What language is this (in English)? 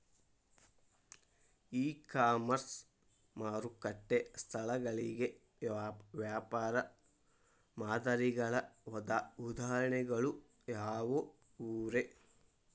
Kannada